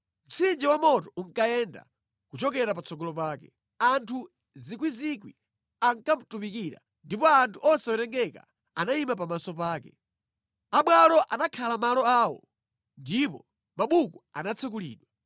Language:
Nyanja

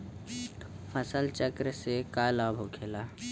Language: Bhojpuri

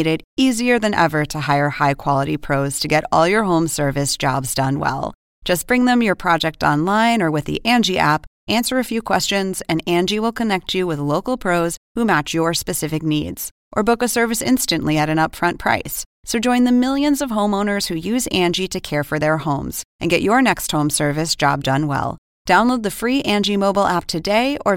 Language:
Spanish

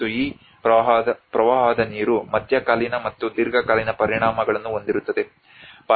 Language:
Kannada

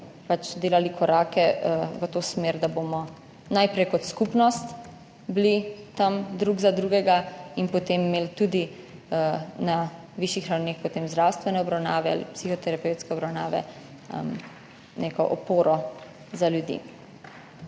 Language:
Slovenian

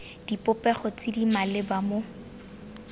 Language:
Tswana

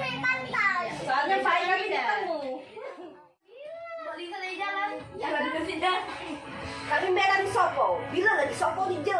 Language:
Indonesian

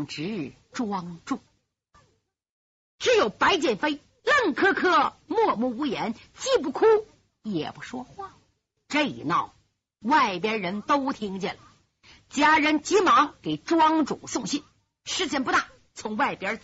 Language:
Chinese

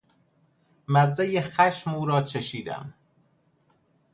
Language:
Persian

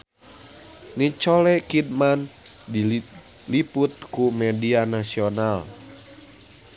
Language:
Sundanese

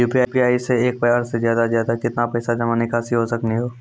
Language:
Maithili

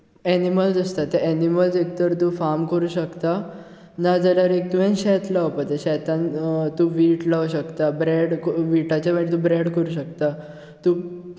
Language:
Konkani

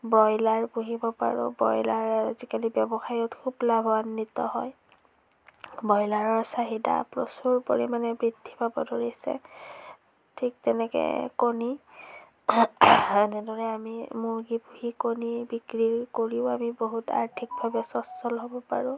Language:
Assamese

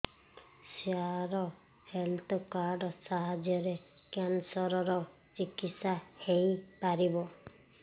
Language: Odia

